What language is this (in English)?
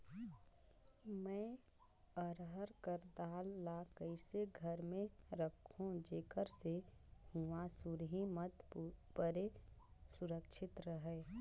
Chhattisgarhi